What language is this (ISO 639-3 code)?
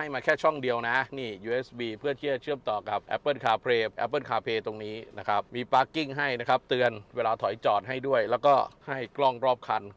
tha